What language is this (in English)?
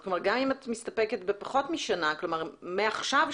Hebrew